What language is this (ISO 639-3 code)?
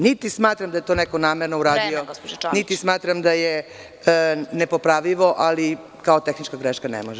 srp